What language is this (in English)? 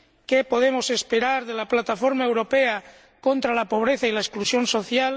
Spanish